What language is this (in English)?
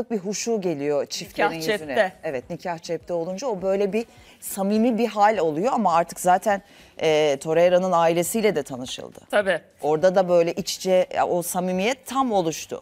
Turkish